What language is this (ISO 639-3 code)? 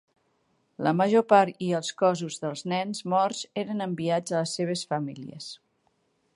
cat